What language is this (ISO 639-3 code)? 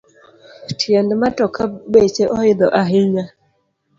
luo